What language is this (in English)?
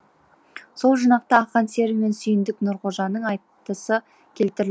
Kazakh